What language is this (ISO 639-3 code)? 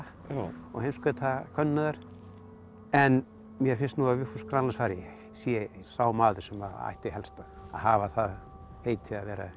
isl